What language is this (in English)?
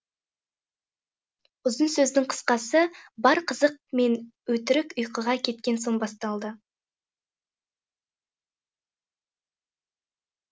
Kazakh